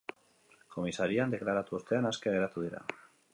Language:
Basque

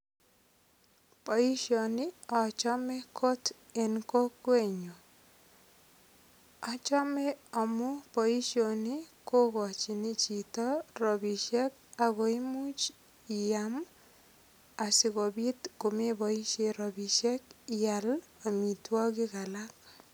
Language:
Kalenjin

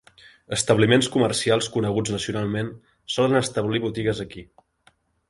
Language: Catalan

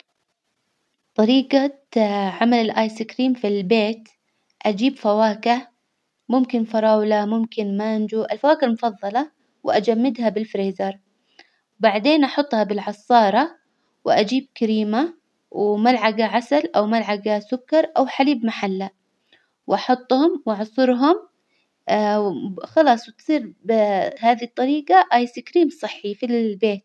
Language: Hijazi Arabic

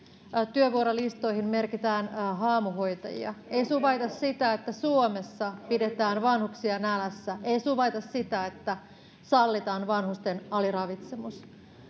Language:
Finnish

